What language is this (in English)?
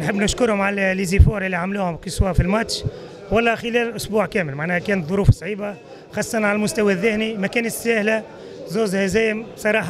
Arabic